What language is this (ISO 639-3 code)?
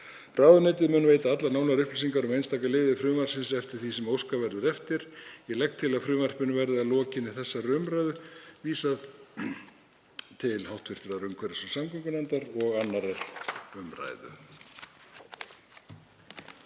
isl